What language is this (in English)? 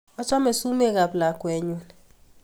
Kalenjin